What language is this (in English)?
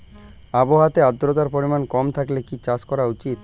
Bangla